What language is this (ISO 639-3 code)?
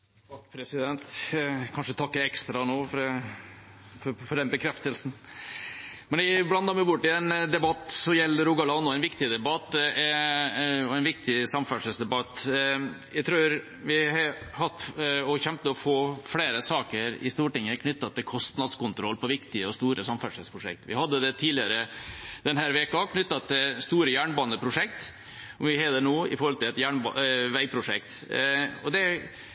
nor